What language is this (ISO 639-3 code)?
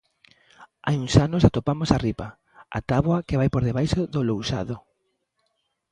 glg